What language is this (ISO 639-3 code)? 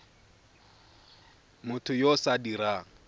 tsn